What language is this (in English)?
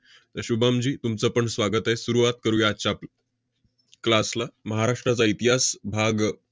Marathi